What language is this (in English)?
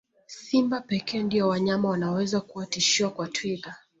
Swahili